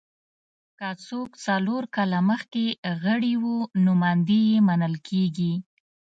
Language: Pashto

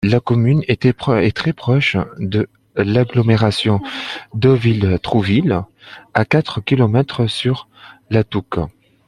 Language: French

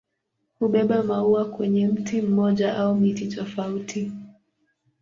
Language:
Swahili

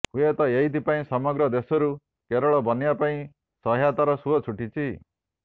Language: Odia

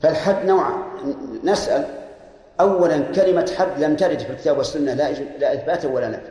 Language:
Arabic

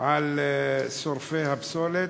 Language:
Hebrew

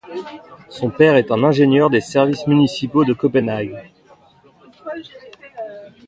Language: French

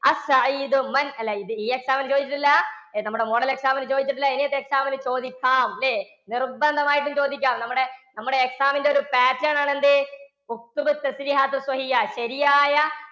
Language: Malayalam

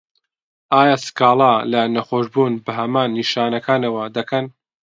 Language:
Central Kurdish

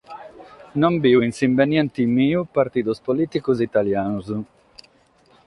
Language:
Sardinian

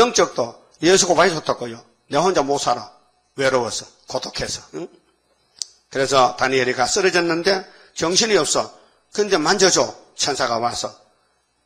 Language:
Korean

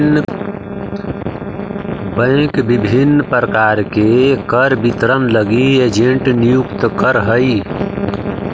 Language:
Magahi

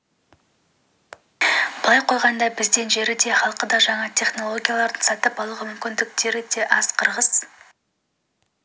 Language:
Kazakh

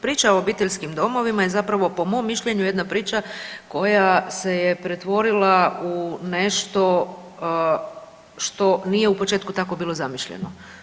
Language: Croatian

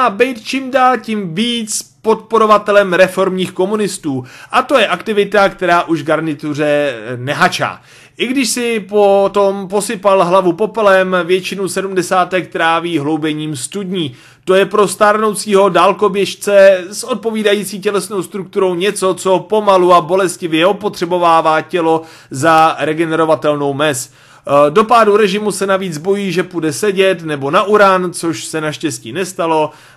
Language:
Czech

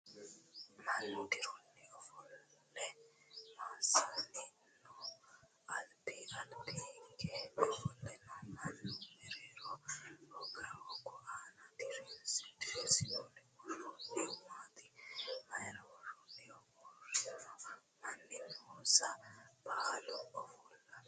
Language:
Sidamo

